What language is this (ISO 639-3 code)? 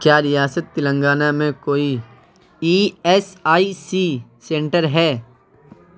urd